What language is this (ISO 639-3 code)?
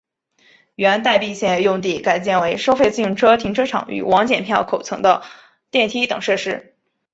zho